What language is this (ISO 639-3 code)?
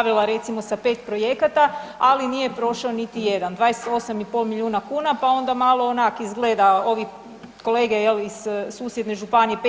hrv